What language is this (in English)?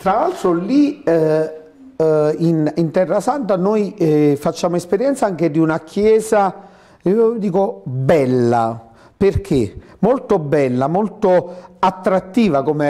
Italian